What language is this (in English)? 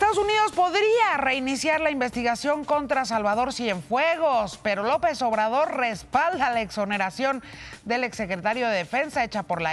Spanish